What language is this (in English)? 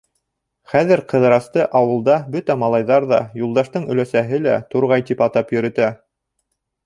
Bashkir